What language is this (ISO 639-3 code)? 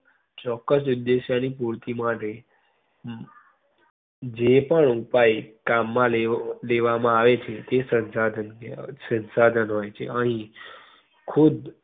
guj